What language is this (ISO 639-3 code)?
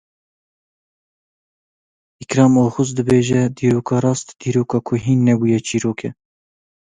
kur